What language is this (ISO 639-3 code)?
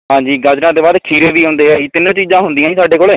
pan